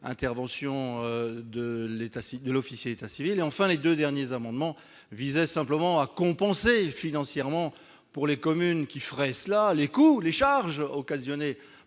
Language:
French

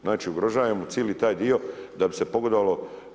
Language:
Croatian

